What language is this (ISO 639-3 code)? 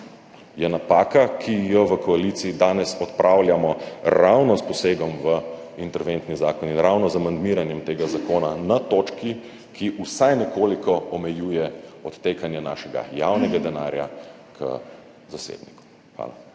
slv